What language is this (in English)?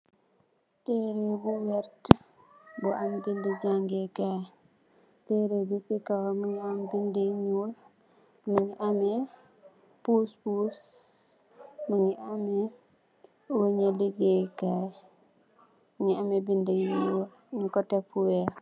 Wolof